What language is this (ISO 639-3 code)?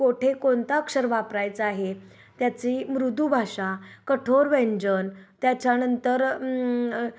mar